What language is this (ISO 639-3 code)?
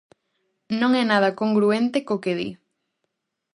glg